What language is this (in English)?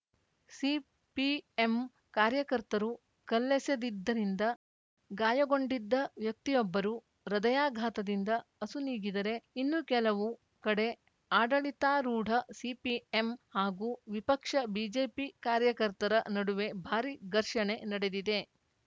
Kannada